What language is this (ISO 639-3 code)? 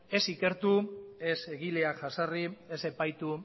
eus